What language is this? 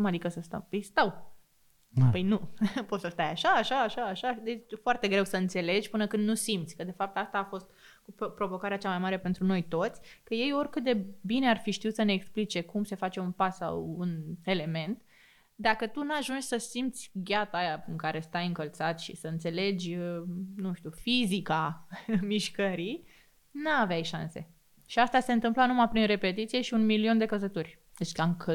Romanian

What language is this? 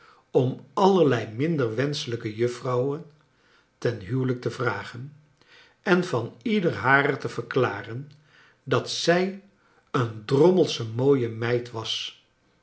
Dutch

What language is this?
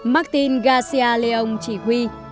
Vietnamese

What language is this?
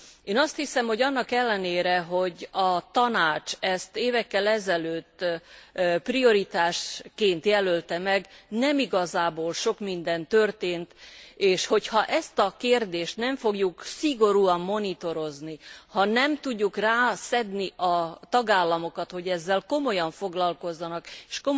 Hungarian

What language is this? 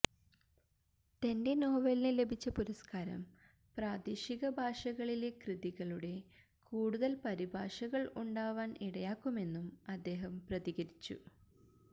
Malayalam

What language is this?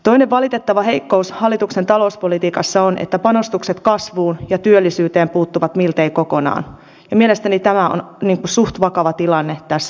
Finnish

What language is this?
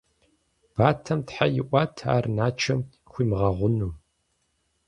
Kabardian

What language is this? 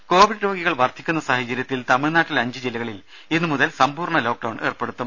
Malayalam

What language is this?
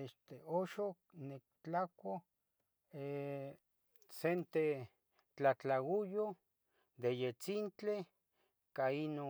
Tetelcingo Nahuatl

